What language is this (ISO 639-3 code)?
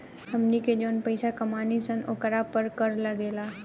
bho